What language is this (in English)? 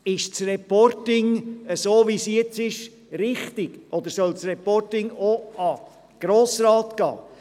Swiss German